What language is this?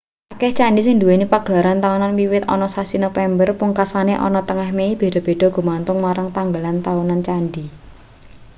Javanese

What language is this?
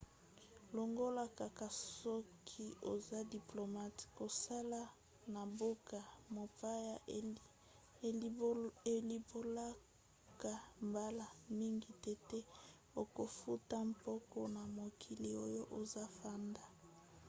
Lingala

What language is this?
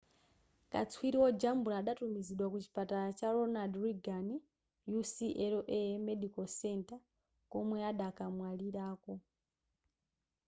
Nyanja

